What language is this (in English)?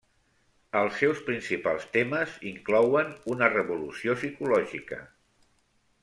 Catalan